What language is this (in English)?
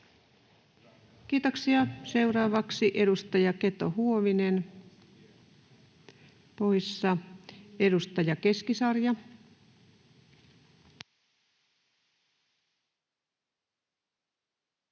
Finnish